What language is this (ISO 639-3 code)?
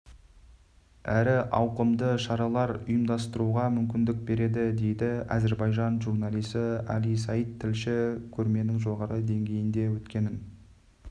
kaz